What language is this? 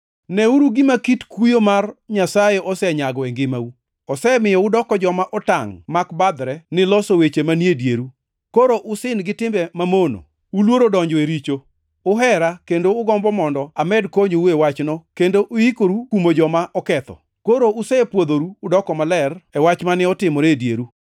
Luo (Kenya and Tanzania)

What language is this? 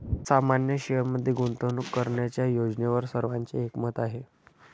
Marathi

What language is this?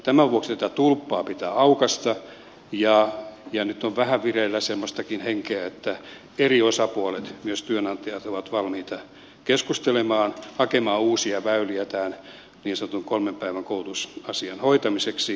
Finnish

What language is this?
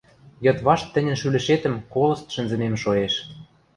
Western Mari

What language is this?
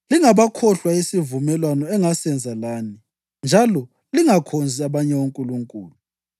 North Ndebele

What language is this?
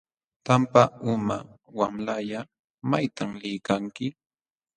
Jauja Wanca Quechua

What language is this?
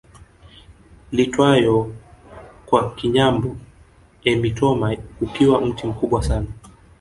Swahili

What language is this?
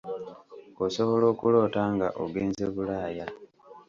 Ganda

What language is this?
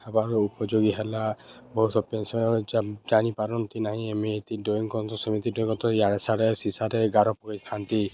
Odia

